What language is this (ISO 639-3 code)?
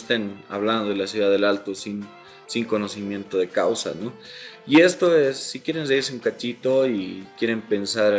spa